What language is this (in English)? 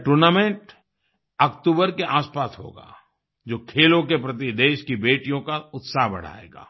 Hindi